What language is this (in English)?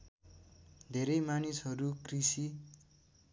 Nepali